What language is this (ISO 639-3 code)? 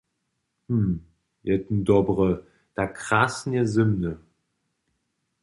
hsb